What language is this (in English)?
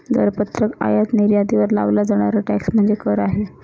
Marathi